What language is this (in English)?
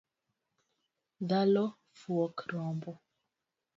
Luo (Kenya and Tanzania)